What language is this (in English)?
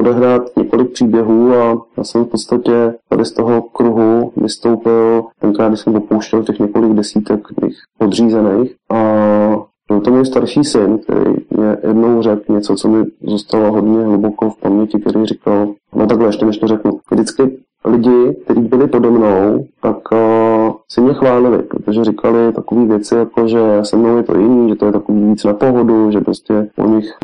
Czech